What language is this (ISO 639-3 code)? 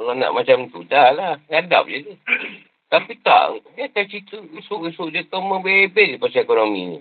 msa